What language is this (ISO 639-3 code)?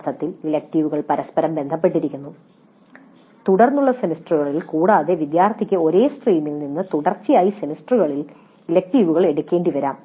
mal